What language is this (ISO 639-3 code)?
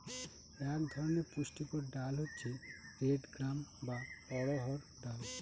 ben